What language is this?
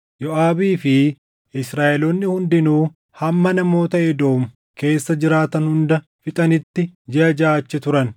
Oromo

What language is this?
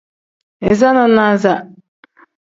Tem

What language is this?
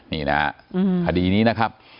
Thai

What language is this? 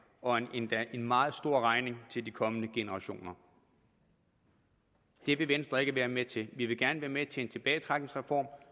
Danish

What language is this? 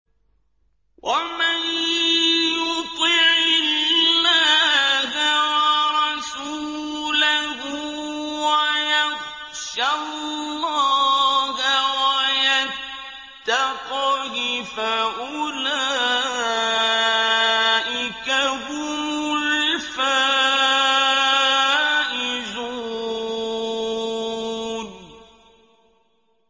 Arabic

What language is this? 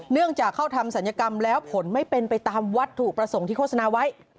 Thai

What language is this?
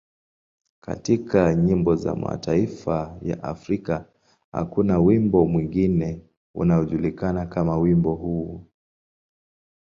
Swahili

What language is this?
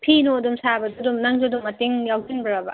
Manipuri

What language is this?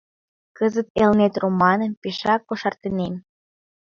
Mari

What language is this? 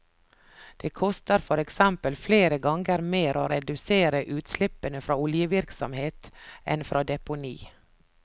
Norwegian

